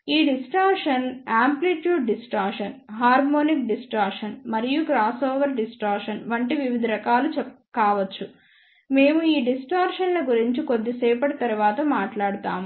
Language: Telugu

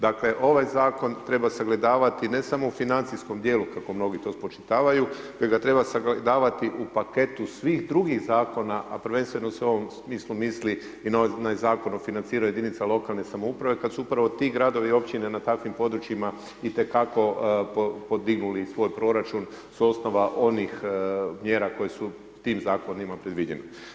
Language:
Croatian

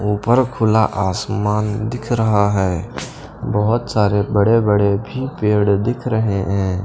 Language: Hindi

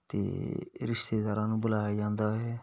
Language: Punjabi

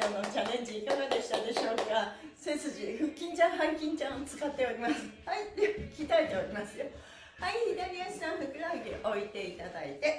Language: Japanese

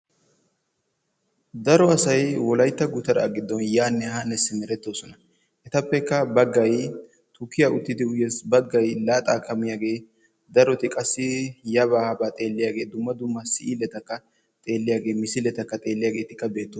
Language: Wolaytta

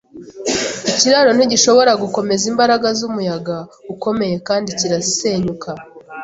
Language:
Kinyarwanda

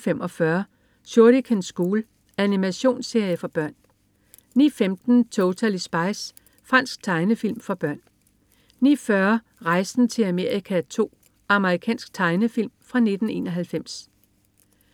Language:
Danish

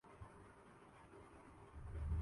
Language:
Urdu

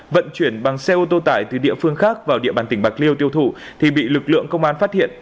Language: Vietnamese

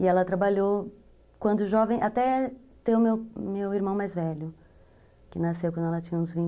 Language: Portuguese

